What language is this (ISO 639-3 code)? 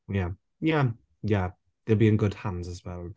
cym